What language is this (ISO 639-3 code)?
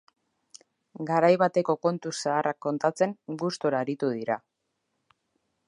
eus